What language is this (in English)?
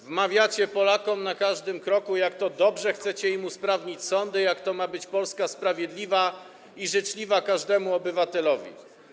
Polish